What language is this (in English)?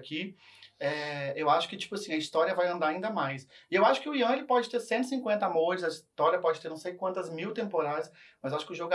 Portuguese